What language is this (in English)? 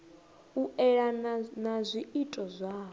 Venda